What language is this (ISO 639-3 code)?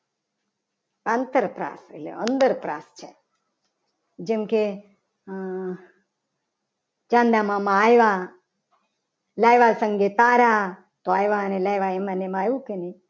guj